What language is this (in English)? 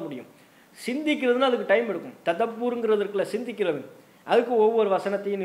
Indonesian